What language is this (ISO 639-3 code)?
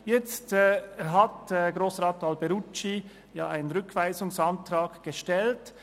gsw